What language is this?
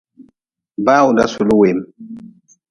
Nawdm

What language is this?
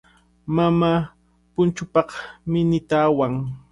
Cajatambo North Lima Quechua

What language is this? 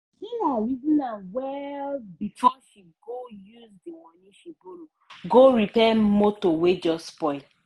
Nigerian Pidgin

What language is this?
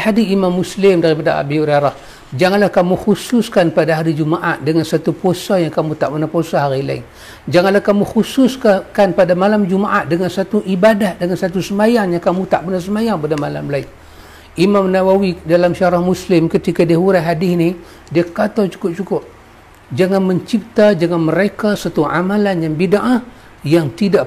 Malay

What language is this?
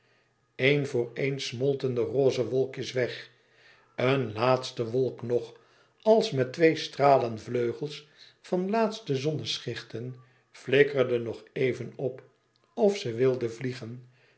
Dutch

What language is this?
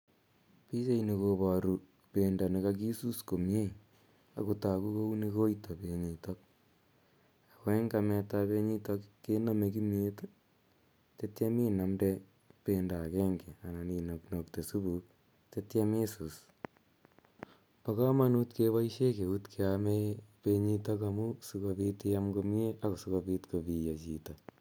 Kalenjin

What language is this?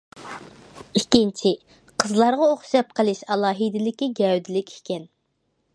Uyghur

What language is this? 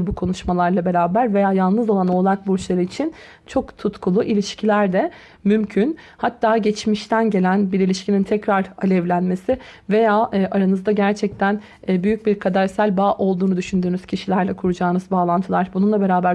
Turkish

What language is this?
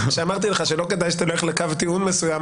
Hebrew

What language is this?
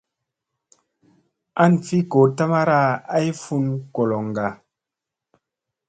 Musey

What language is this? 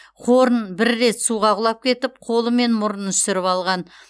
Kazakh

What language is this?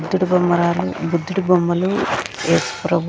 Telugu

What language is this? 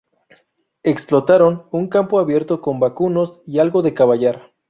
Spanish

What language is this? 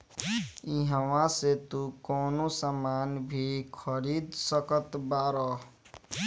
Bhojpuri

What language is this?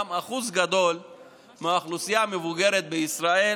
Hebrew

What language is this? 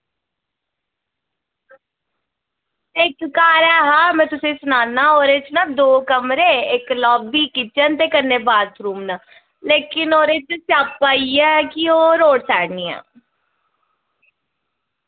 Dogri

